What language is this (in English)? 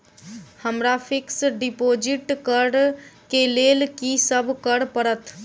Maithili